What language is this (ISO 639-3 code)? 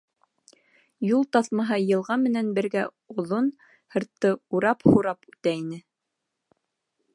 bak